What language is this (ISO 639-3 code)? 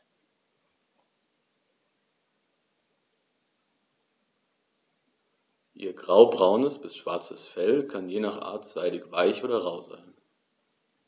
deu